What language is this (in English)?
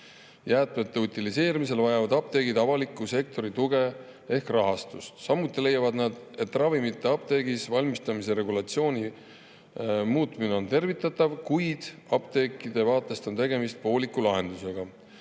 Estonian